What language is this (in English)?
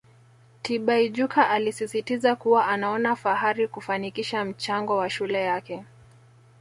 Swahili